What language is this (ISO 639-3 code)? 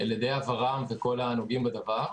heb